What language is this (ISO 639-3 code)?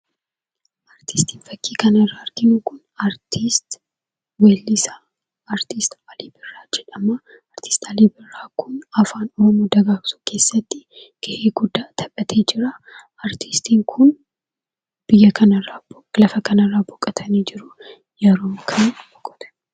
orm